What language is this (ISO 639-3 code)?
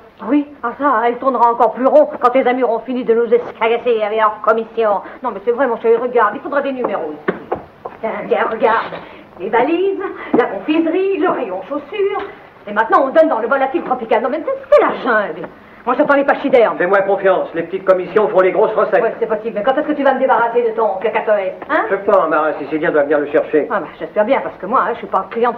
fra